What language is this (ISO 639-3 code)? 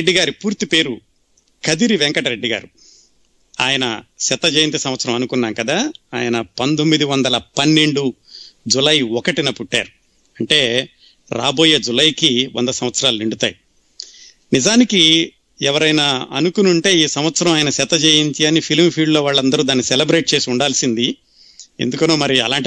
tel